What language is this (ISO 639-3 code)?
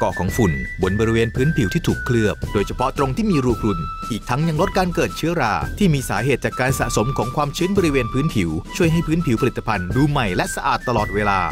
tha